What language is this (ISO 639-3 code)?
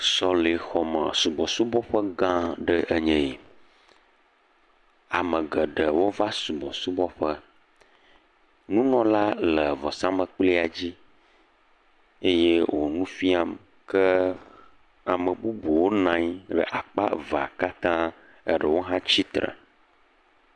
ewe